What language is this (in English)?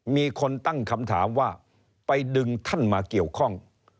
Thai